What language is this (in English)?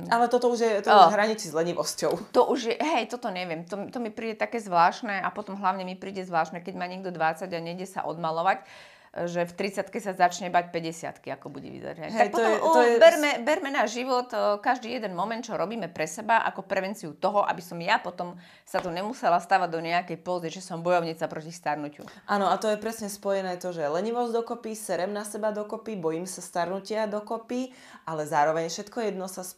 Slovak